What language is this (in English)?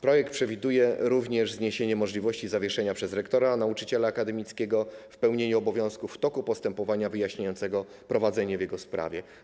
Polish